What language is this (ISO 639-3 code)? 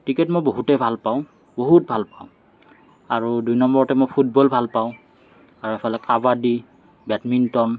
asm